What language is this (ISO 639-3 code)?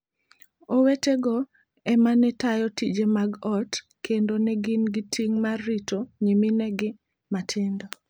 luo